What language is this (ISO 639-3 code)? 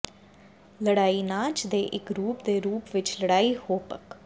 pan